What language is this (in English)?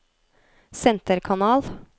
Norwegian